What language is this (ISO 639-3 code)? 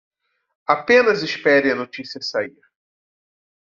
por